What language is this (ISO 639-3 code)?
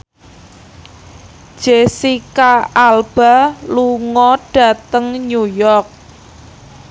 jav